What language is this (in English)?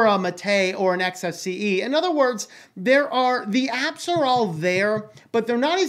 English